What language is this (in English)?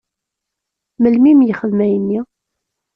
Kabyle